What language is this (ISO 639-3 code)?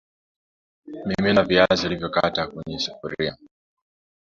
swa